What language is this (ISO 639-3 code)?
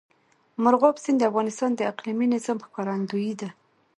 pus